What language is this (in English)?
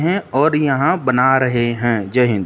Hindi